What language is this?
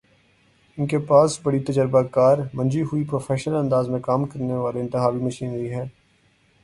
Urdu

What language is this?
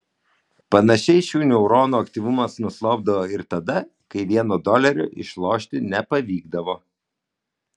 Lithuanian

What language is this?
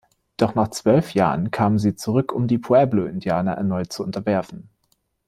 German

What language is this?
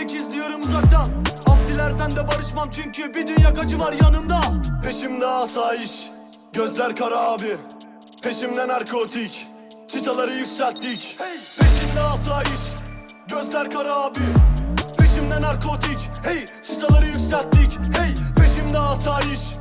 Turkish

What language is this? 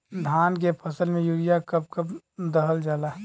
Bhojpuri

